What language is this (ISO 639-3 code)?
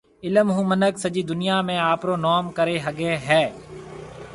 mve